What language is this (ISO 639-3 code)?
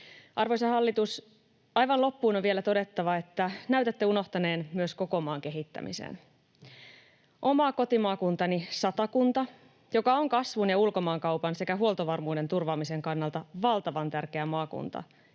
fin